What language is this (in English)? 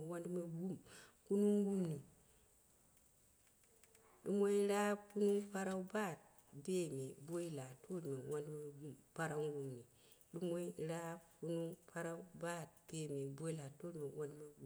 Dera (Nigeria)